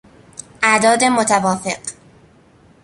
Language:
Persian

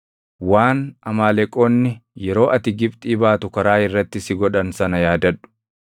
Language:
Oromo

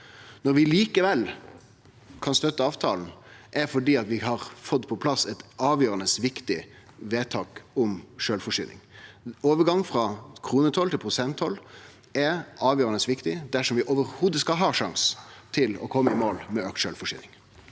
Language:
Norwegian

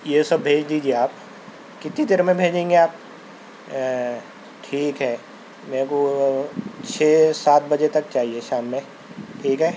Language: Urdu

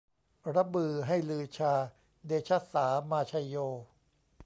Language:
Thai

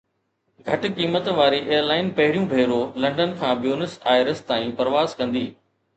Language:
Sindhi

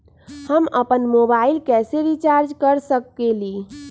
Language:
Magahi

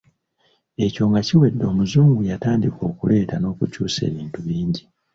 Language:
Ganda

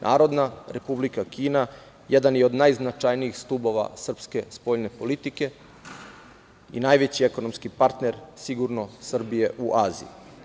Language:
Serbian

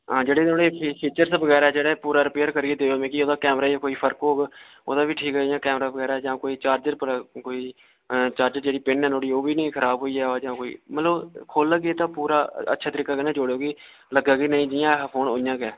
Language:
Dogri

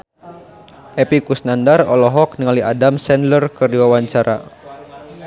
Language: Sundanese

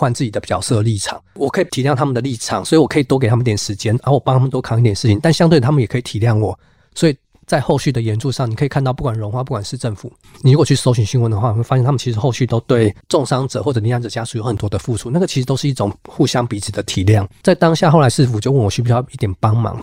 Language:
Chinese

